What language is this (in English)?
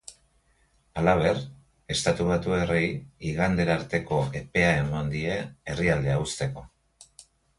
Basque